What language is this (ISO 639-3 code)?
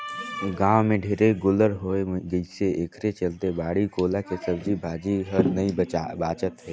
hne